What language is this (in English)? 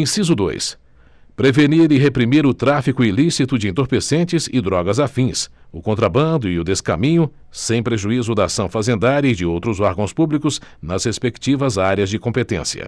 Portuguese